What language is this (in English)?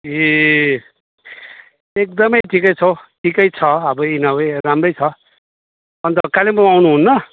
Nepali